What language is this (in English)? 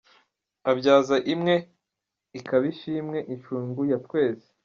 Kinyarwanda